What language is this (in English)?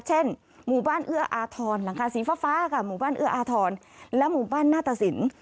Thai